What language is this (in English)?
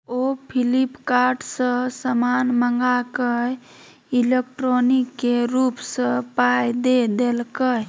Maithili